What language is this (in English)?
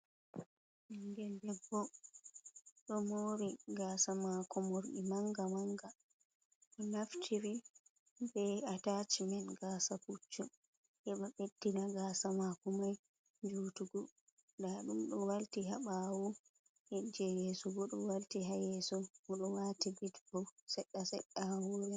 Fula